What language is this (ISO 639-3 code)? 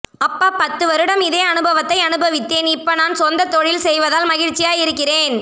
tam